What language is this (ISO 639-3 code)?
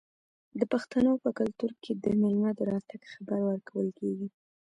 pus